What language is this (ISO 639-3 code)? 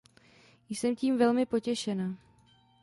ces